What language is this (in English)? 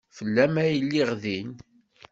Kabyle